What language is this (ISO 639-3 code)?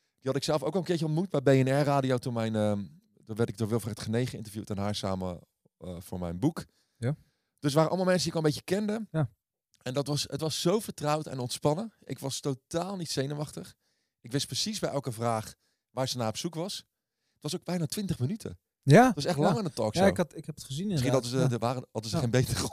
nld